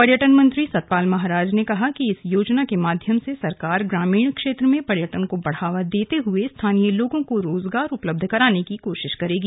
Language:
Hindi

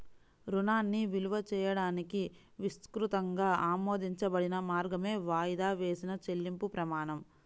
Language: Telugu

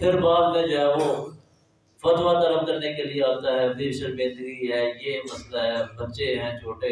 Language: Urdu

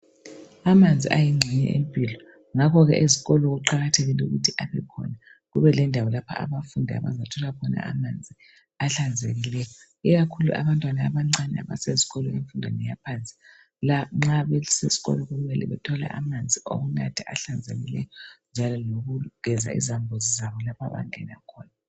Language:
North Ndebele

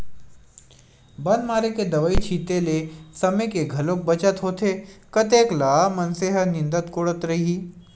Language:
Chhattisgarhi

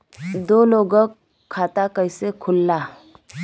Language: Bhojpuri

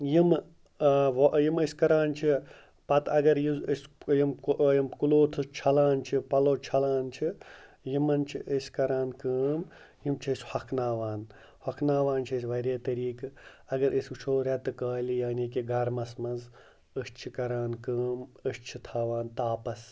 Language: Kashmiri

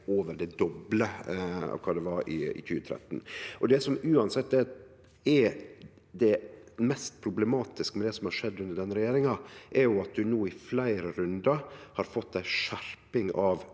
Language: Norwegian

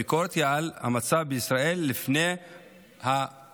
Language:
Hebrew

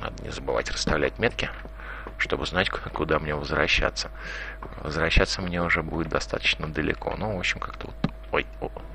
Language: Russian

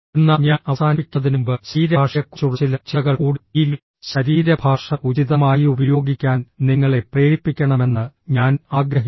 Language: Malayalam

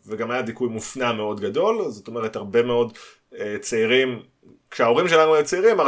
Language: Hebrew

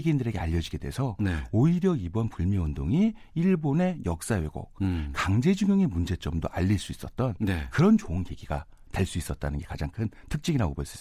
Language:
Korean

